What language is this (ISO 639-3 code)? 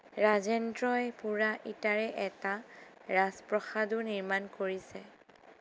asm